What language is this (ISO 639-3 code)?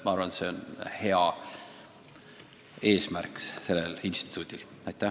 est